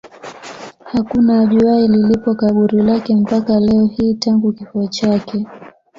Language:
Swahili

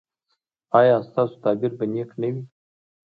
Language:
Pashto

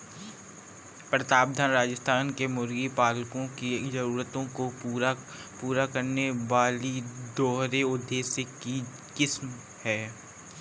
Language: Hindi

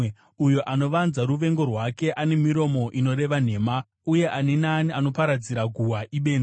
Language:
Shona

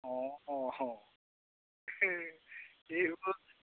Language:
Assamese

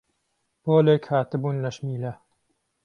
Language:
Central Kurdish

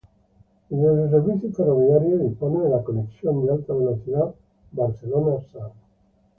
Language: Spanish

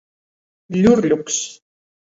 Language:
Latgalian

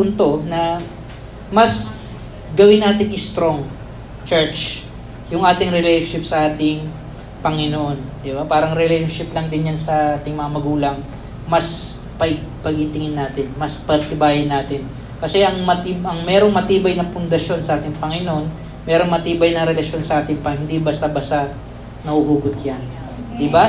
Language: Filipino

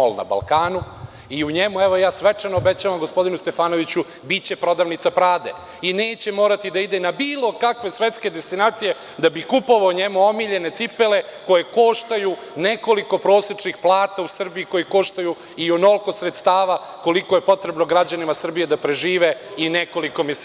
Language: Serbian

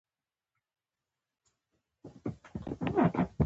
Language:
Pashto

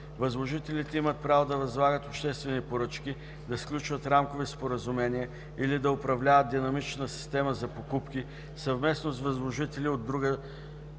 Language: Bulgarian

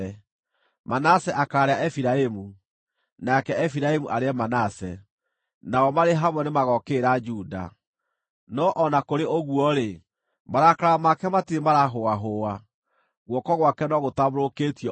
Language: Kikuyu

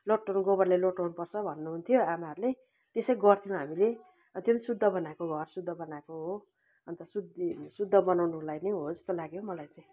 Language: Nepali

